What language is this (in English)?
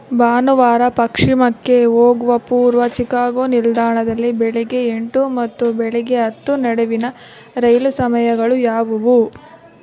Kannada